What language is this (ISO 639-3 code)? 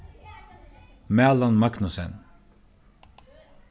fao